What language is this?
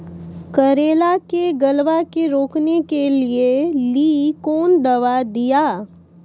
Maithili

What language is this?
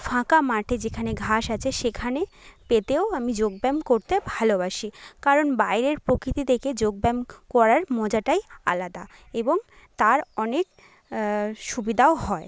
Bangla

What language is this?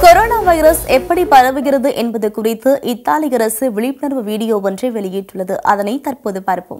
Polish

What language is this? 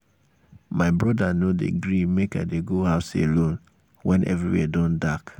Nigerian Pidgin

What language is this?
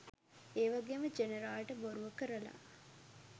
Sinhala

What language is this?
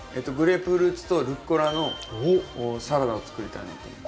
Japanese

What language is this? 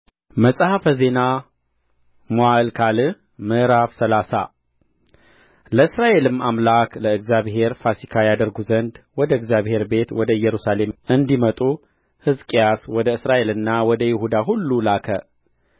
Amharic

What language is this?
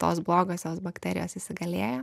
Lithuanian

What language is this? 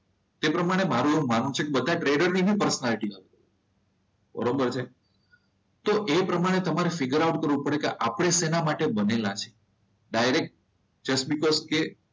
Gujarati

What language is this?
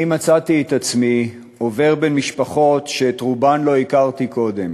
Hebrew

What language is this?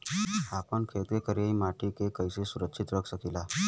Bhojpuri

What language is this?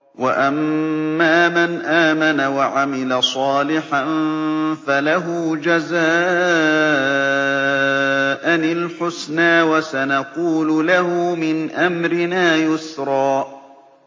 Arabic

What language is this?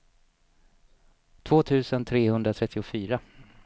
Swedish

